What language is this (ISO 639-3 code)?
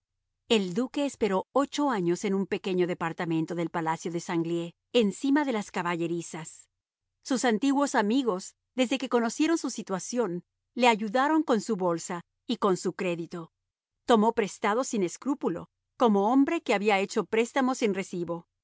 spa